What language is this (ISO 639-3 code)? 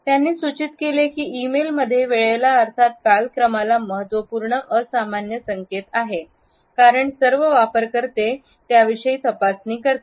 mar